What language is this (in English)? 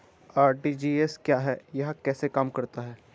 Hindi